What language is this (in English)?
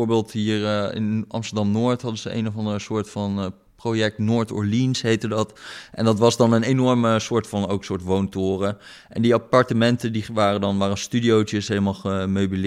Dutch